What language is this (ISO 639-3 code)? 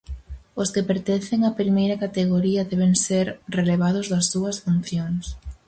glg